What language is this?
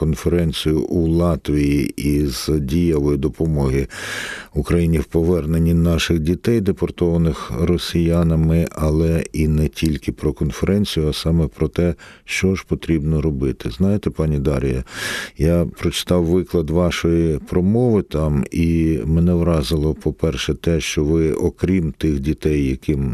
Ukrainian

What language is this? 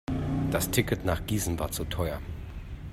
German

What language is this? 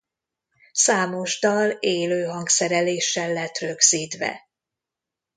Hungarian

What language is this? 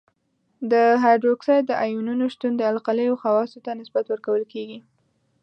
Pashto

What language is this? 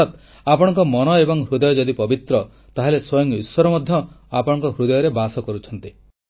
Odia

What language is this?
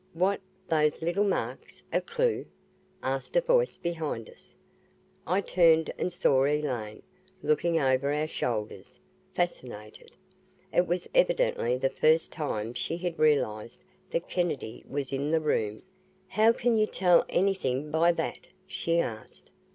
English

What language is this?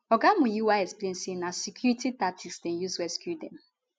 Nigerian Pidgin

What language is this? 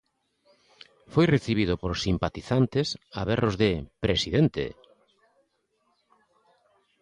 Galician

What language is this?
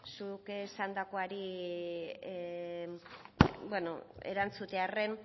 Basque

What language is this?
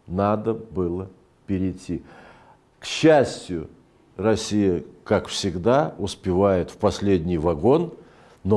Russian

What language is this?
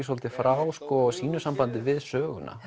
Icelandic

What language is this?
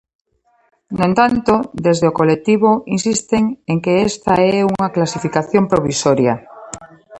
Galician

